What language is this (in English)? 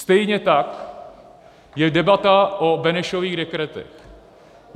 Czech